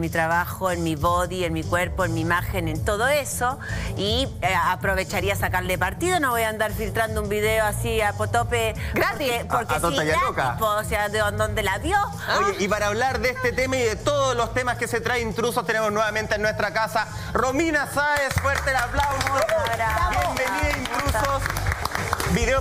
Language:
Spanish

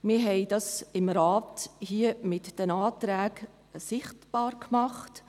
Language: Swiss German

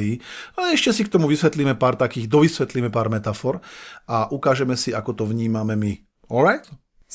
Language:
Slovak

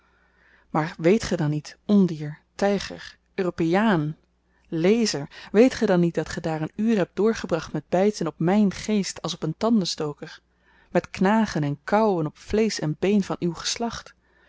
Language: Dutch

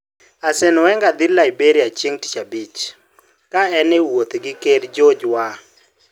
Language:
Luo (Kenya and Tanzania)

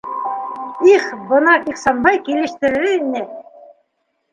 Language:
Bashkir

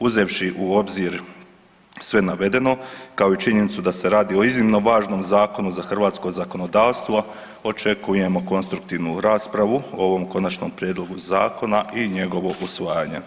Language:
Croatian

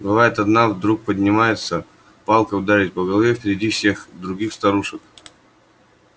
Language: Russian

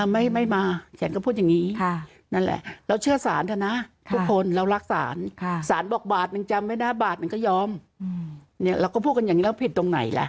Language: Thai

